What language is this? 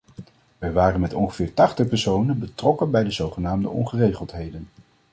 Dutch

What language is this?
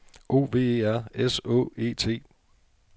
Danish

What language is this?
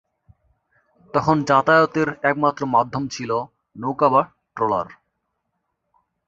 Bangla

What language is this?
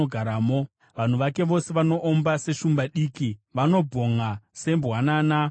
Shona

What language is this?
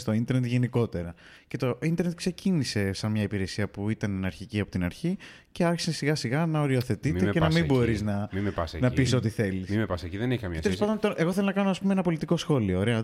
Greek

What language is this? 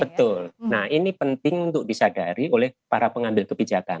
Indonesian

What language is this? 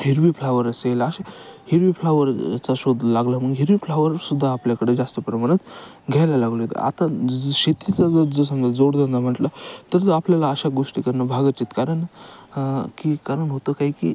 Marathi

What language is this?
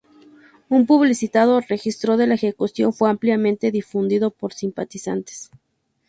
Spanish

